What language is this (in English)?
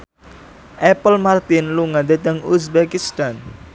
Javanese